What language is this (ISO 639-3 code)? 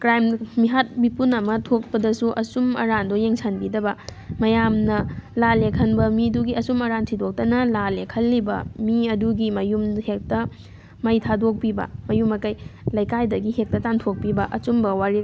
mni